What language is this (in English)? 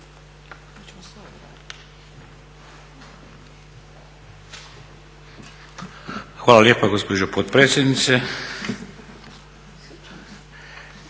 Croatian